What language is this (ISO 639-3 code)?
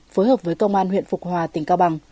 vie